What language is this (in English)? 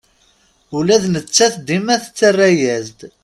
Kabyle